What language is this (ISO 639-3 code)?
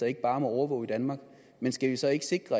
dan